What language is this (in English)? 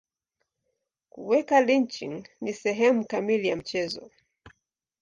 Swahili